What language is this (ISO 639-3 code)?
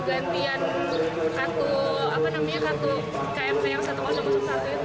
ind